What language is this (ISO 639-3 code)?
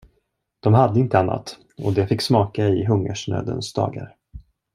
swe